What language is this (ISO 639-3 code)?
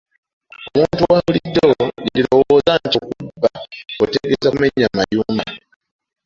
lug